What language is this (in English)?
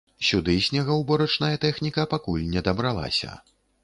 Belarusian